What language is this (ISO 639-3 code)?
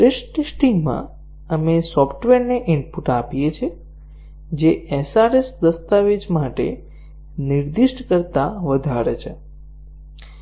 guj